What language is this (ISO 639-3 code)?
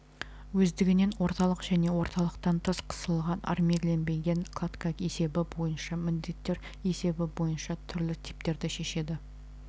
kaz